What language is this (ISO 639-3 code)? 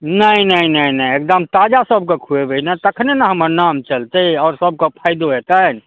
mai